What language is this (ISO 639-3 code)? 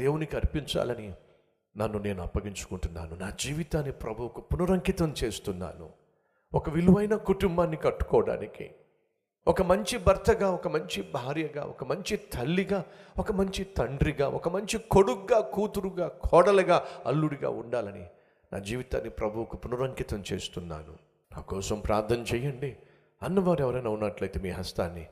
tel